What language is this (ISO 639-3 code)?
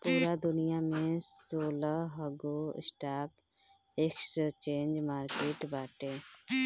bho